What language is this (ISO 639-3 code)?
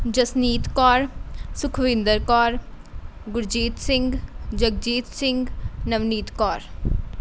pan